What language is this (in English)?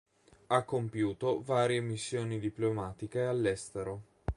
Italian